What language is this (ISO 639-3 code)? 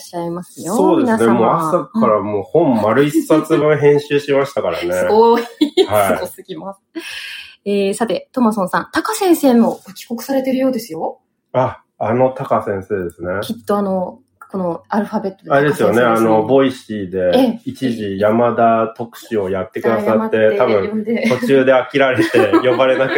jpn